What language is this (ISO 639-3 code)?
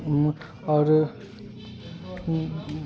mai